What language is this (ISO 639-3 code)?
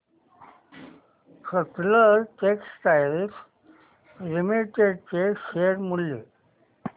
mar